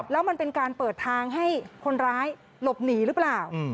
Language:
Thai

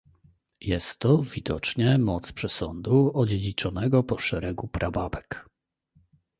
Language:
Polish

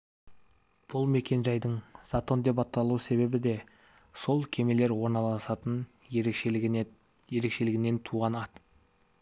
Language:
Kazakh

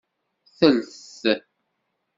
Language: Kabyle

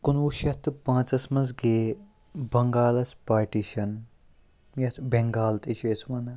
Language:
Kashmiri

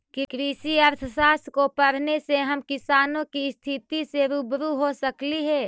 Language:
Magahi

